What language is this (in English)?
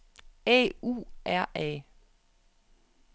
Danish